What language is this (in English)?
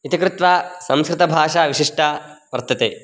Sanskrit